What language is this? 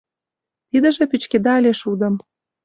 Mari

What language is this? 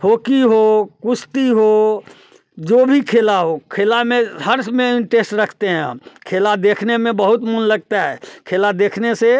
Hindi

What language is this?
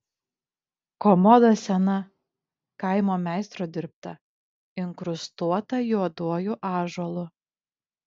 Lithuanian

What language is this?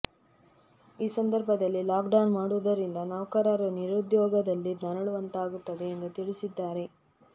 Kannada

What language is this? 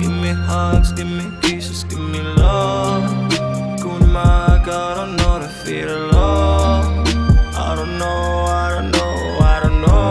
Arabic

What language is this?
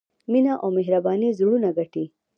Pashto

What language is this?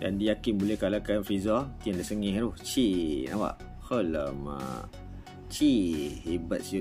Malay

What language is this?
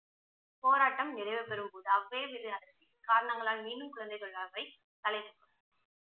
Tamil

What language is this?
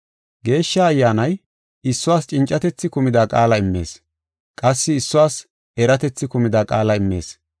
Gofa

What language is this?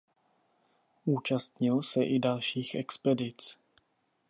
Czech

